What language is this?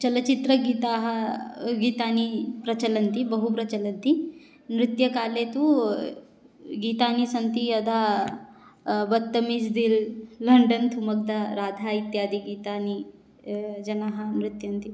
Sanskrit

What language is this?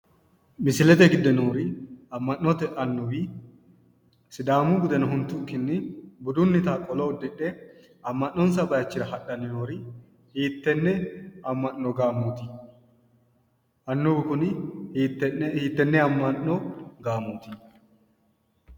Sidamo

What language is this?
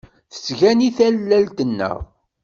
Kabyle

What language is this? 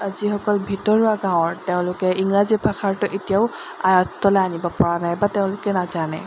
Assamese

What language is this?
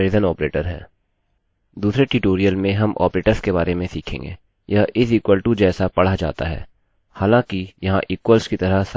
Hindi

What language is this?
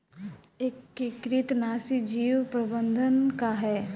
Bhojpuri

